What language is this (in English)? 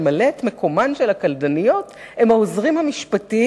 Hebrew